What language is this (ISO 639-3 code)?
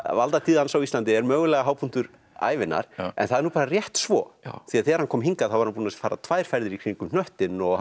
isl